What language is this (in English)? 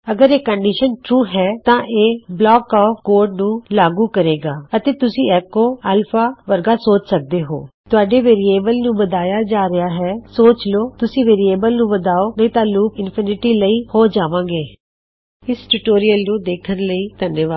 Punjabi